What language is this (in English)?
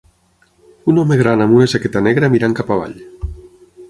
Catalan